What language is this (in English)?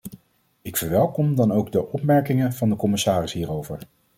Dutch